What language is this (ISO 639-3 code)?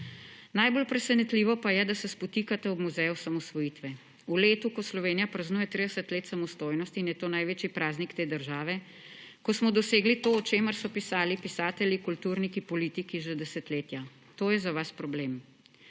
slv